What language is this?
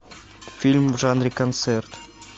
Russian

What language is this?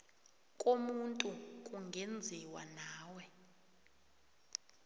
South Ndebele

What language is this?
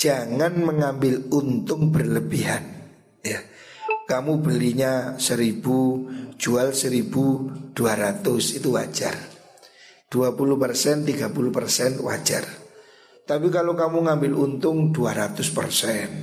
Indonesian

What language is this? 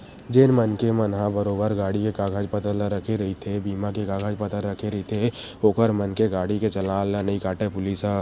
Chhattisgarhi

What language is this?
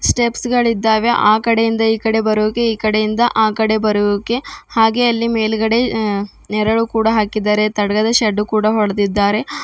Kannada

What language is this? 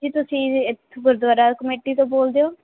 Punjabi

